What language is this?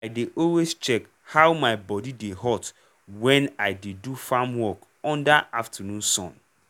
Nigerian Pidgin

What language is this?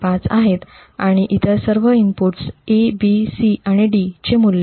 Marathi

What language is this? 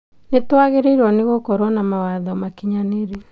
Kikuyu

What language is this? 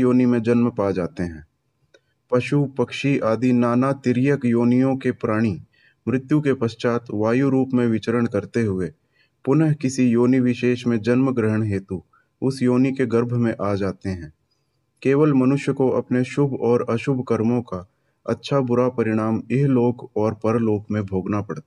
Hindi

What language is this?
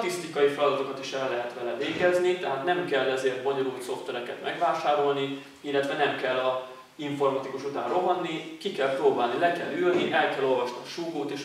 Hungarian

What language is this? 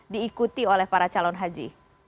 Indonesian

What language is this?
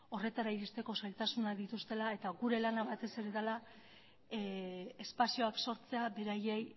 Basque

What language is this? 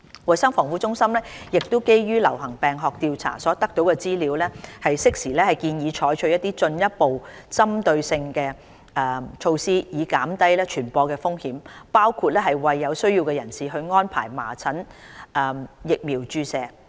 Cantonese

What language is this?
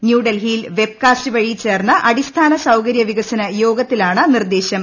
Malayalam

